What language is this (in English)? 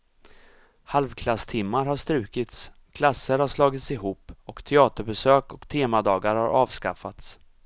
Swedish